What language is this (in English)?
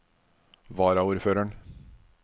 Norwegian